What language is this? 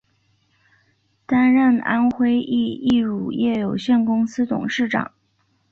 Chinese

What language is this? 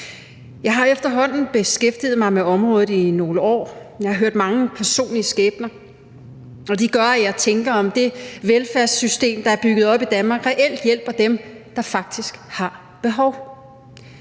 Danish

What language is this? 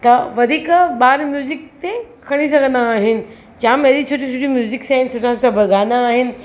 Sindhi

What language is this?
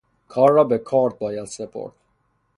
Persian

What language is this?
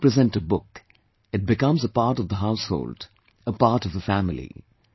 English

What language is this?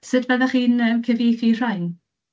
Welsh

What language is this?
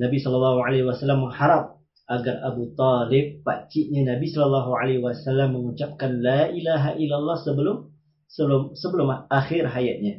Malay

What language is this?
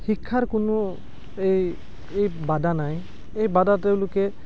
Assamese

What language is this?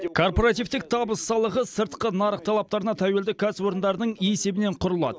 Kazakh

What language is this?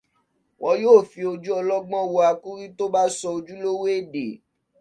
Yoruba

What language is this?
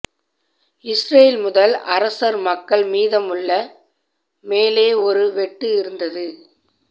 Tamil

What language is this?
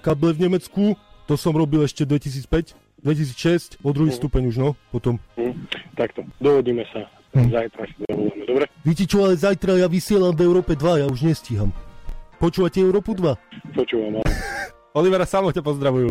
Slovak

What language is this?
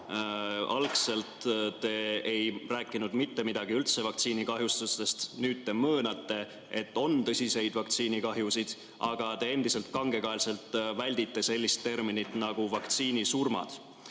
Estonian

